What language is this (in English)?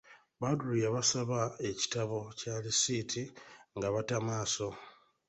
Ganda